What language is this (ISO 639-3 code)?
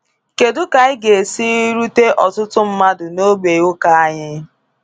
ibo